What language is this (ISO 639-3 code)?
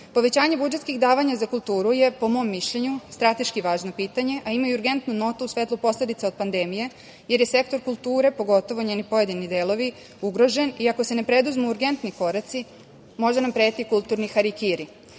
srp